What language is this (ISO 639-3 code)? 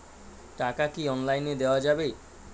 ben